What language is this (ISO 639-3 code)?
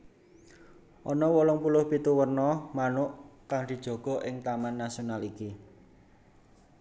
jav